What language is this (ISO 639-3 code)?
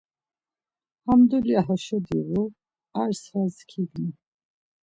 lzz